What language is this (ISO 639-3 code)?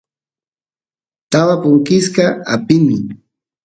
qus